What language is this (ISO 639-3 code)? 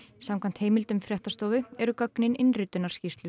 isl